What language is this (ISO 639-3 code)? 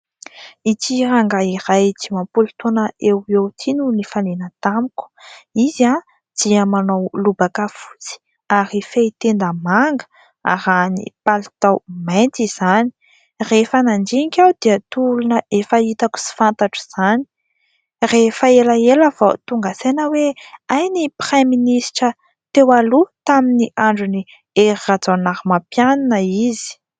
mlg